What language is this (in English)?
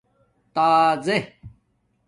Domaaki